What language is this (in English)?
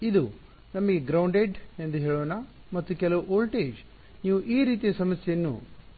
Kannada